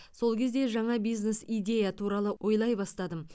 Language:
Kazakh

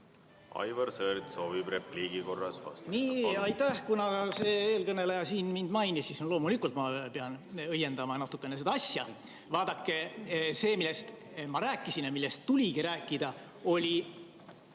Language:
Estonian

